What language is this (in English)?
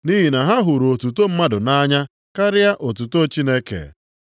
Igbo